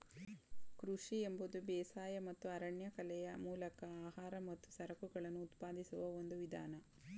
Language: Kannada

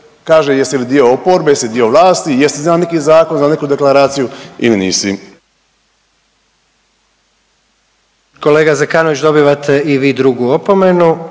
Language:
Croatian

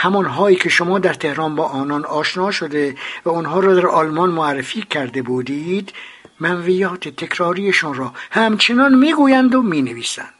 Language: Persian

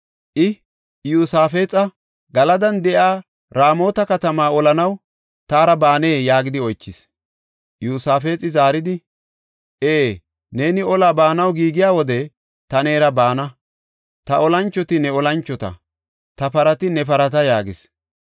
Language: Gofa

